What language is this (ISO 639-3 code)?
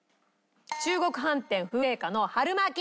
jpn